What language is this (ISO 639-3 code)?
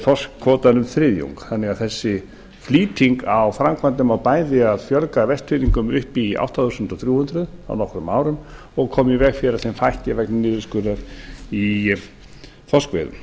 isl